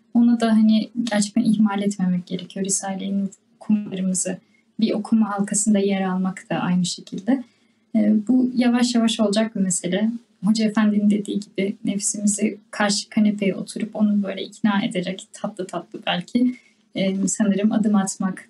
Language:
Turkish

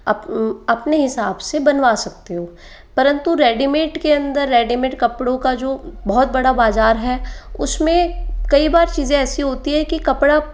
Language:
Hindi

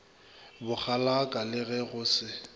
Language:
Northern Sotho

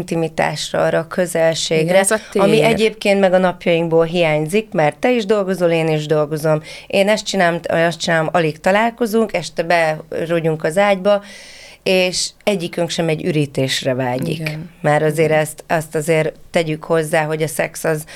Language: Hungarian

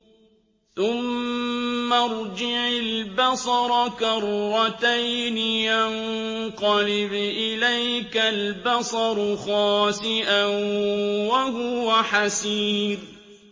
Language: Arabic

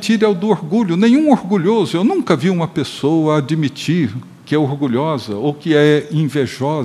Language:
Portuguese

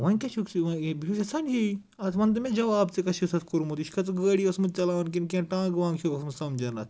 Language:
Kashmiri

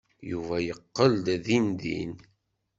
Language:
Kabyle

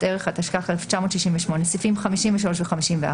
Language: Hebrew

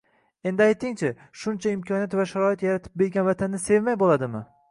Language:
Uzbek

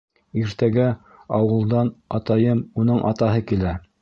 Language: Bashkir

